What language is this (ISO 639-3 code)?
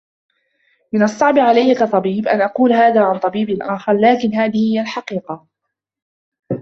ara